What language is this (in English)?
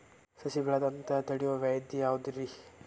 Kannada